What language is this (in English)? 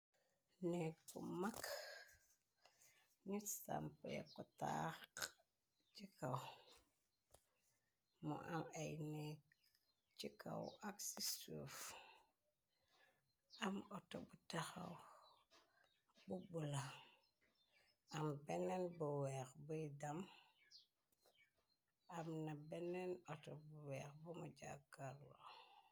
Wolof